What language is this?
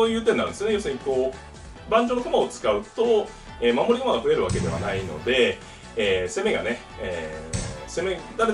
Japanese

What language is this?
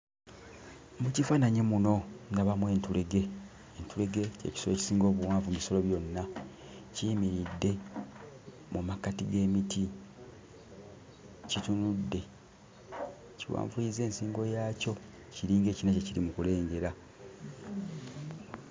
Ganda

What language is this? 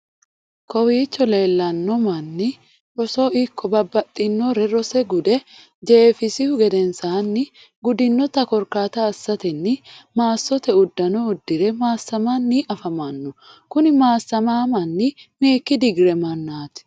Sidamo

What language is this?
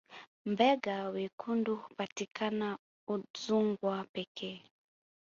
Swahili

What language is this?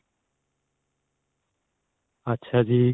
Punjabi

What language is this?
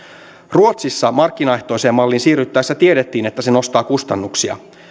Finnish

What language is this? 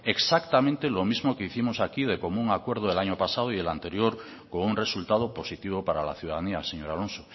Spanish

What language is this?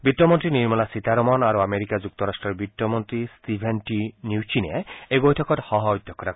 Assamese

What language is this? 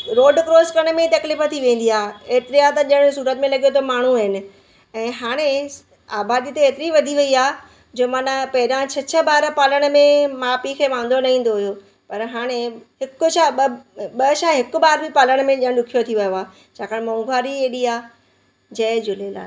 Sindhi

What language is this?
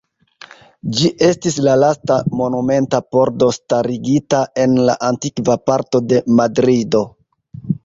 Esperanto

